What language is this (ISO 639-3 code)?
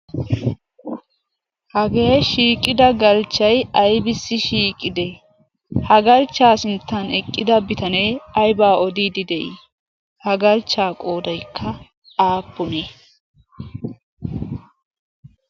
wal